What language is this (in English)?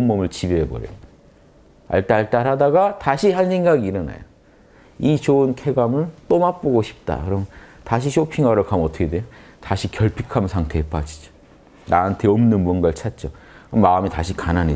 Korean